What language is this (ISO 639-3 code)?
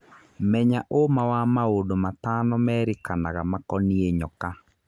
kik